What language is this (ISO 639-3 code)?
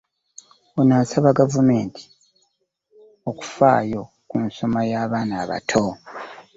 lug